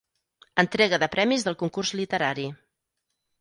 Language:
Catalan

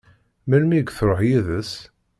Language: Kabyle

